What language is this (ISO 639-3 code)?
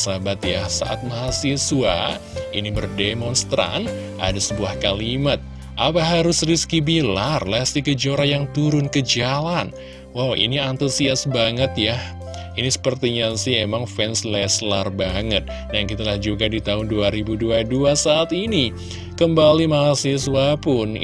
ind